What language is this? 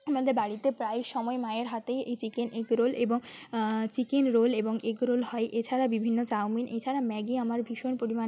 Bangla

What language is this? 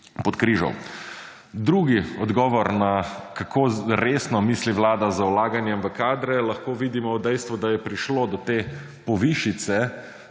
Slovenian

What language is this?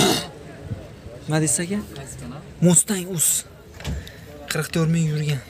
Turkish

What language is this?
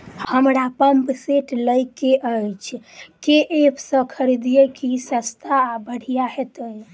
Maithili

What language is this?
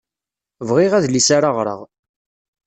Kabyle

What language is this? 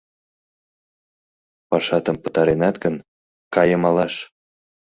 Mari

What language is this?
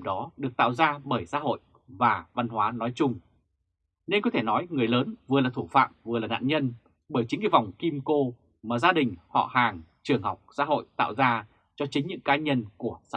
Vietnamese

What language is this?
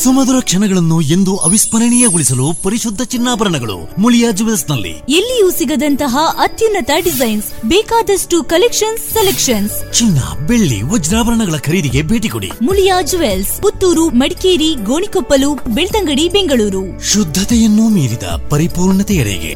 Kannada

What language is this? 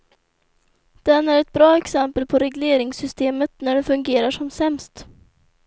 Swedish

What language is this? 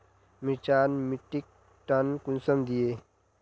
Magahi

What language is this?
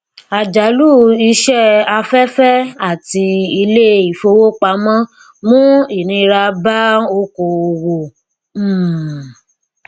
Yoruba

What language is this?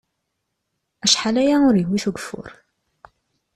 Kabyle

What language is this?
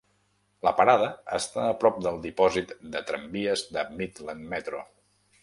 Catalan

